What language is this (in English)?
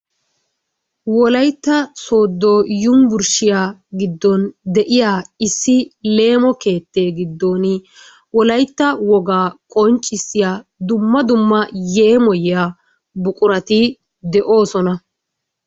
Wolaytta